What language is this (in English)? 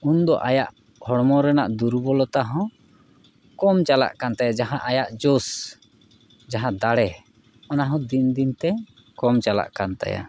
Santali